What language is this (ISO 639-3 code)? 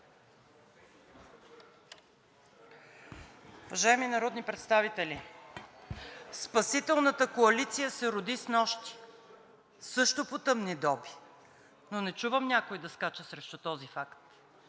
bul